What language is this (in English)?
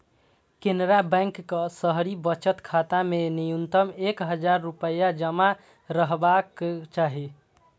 Maithili